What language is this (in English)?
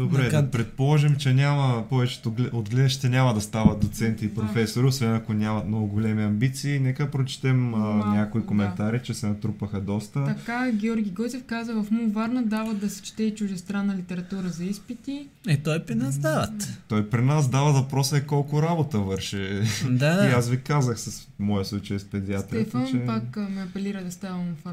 Bulgarian